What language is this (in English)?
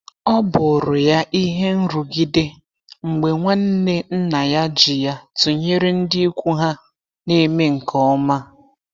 Igbo